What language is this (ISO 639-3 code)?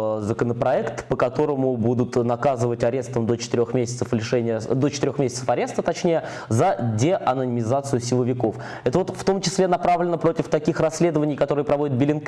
rus